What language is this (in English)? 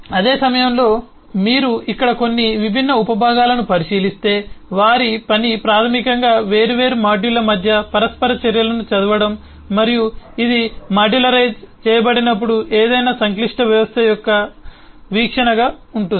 Telugu